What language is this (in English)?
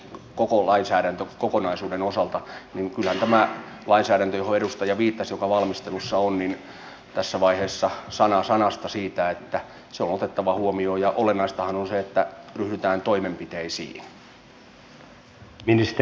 Finnish